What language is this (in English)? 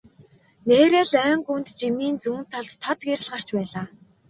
Mongolian